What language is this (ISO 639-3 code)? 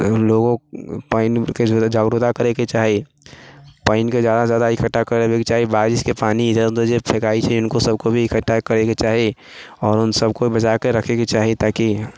mai